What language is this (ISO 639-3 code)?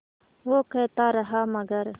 hin